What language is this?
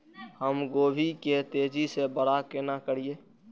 Maithili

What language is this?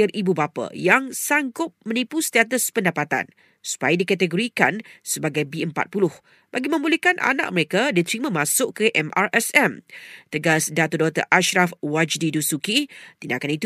Malay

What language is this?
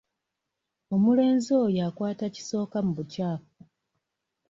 Ganda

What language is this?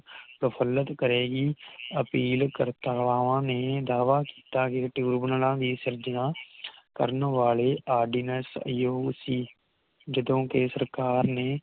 Punjabi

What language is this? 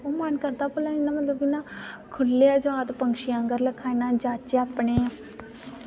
Dogri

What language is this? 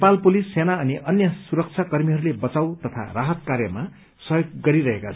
Nepali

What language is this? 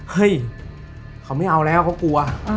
Thai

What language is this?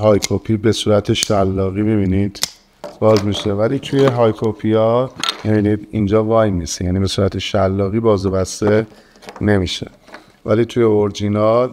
Persian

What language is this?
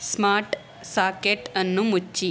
Kannada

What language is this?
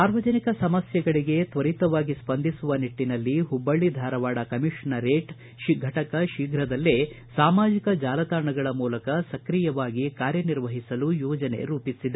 Kannada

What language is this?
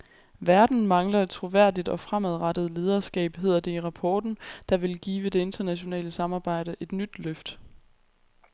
Danish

